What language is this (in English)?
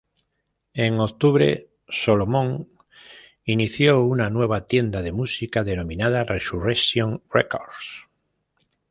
Spanish